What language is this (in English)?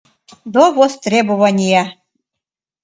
Mari